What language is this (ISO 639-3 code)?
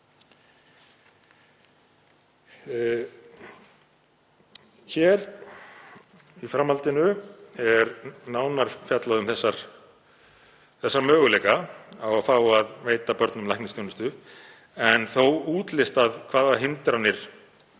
isl